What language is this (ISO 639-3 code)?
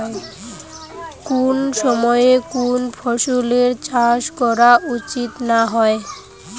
ben